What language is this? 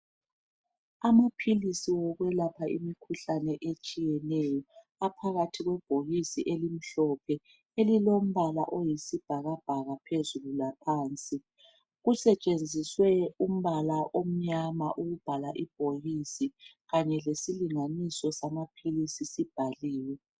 North Ndebele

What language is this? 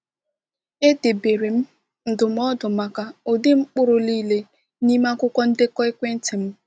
Igbo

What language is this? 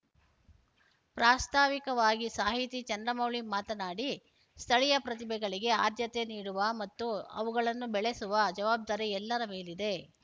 Kannada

